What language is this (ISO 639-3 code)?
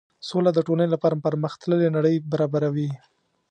pus